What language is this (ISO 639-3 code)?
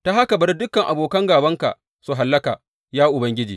hau